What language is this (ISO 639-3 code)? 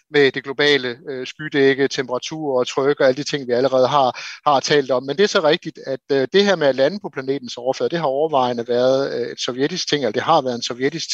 dan